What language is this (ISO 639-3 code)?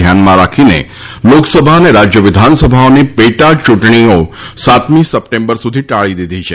guj